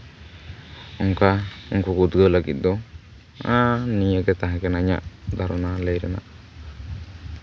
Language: Santali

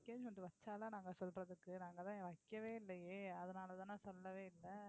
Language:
Tamil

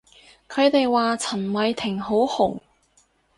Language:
Cantonese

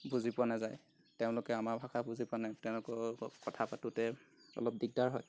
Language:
Assamese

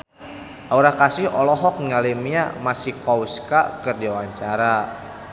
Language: Sundanese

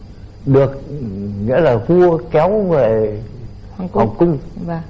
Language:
Vietnamese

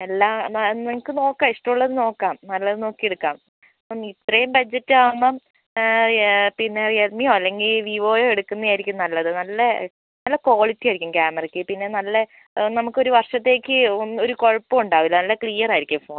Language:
Malayalam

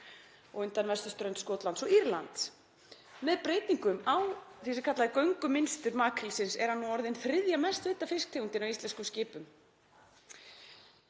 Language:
Icelandic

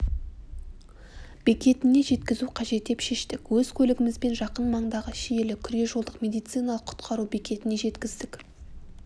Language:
Kazakh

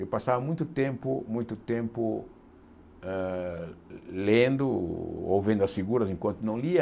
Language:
Portuguese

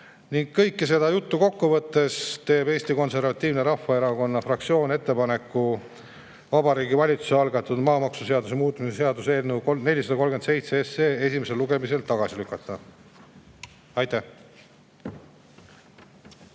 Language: Estonian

